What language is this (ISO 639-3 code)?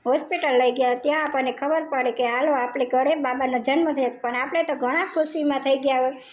guj